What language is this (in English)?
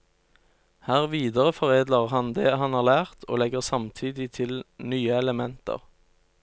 Norwegian